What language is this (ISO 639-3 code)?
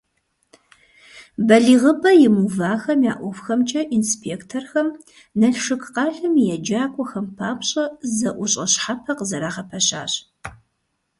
kbd